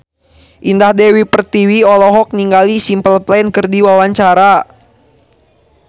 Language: Sundanese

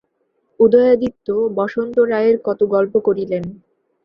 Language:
Bangla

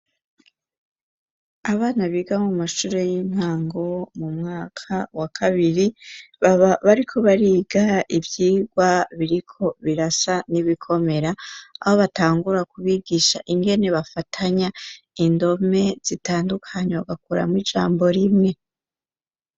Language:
Rundi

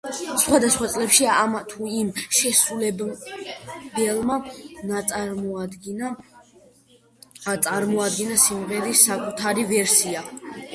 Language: Georgian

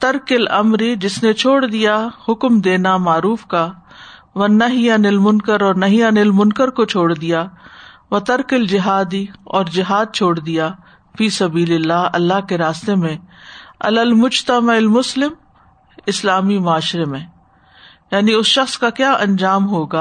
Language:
Urdu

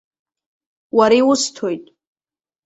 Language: Abkhazian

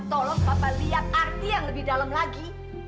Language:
Indonesian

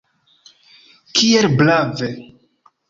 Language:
Esperanto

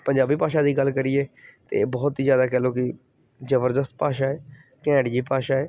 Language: Punjabi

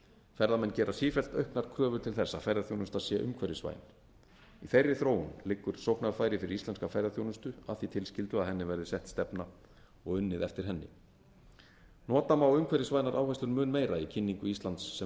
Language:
Icelandic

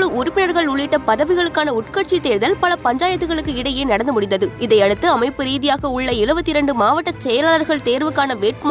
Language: Tamil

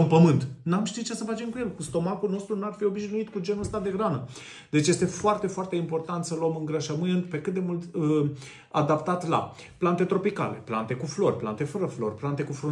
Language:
Romanian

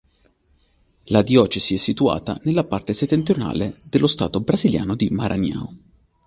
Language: Italian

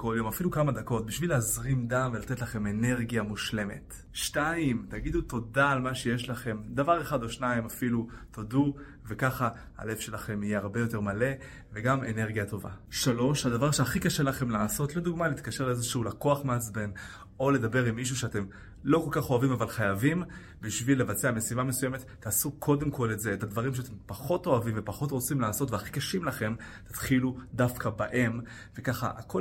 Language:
Hebrew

